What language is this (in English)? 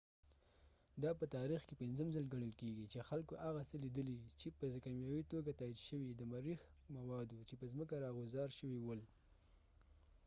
Pashto